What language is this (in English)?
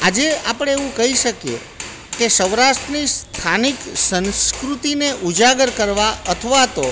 Gujarati